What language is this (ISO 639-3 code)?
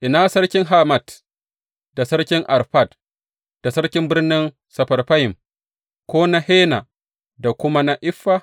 hau